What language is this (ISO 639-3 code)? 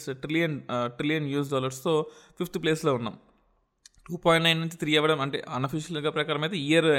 tel